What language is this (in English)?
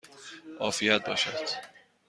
Persian